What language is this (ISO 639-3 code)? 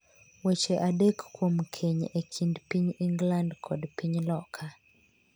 luo